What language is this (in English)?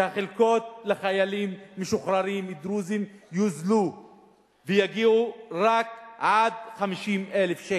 Hebrew